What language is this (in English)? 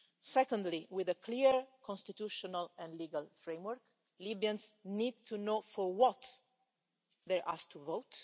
English